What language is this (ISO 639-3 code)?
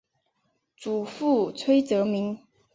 zho